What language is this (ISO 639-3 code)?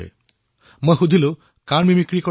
asm